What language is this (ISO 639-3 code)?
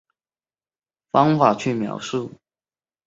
zho